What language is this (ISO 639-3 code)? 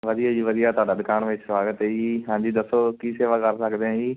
pan